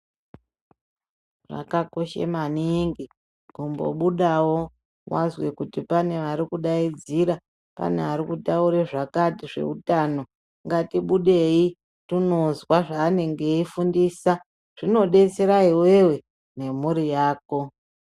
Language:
Ndau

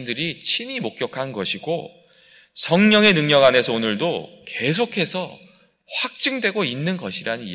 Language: Korean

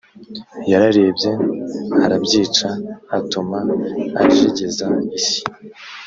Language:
Kinyarwanda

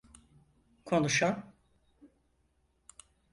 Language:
Turkish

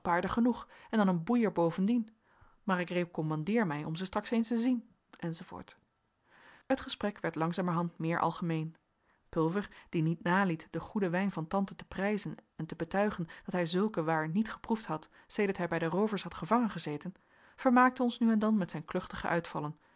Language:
Dutch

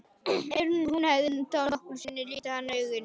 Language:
Icelandic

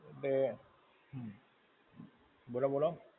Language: Gujarati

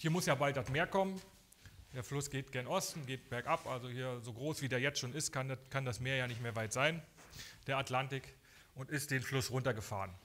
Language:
German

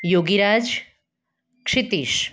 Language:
Gujarati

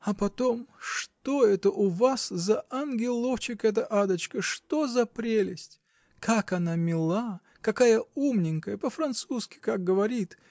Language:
Russian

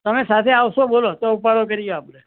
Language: Gujarati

